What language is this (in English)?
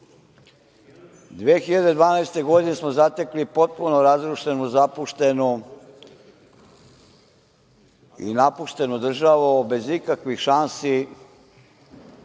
Serbian